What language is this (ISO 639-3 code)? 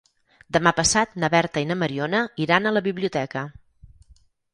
cat